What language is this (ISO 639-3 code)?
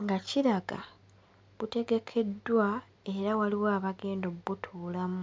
lug